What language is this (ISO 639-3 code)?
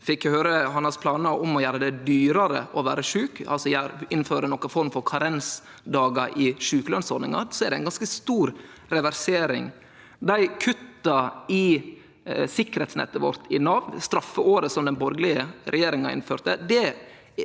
nor